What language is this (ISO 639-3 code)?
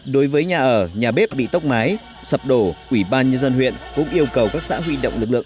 vie